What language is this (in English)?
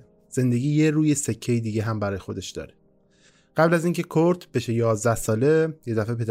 Persian